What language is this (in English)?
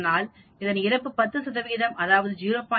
Tamil